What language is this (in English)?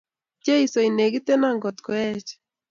Kalenjin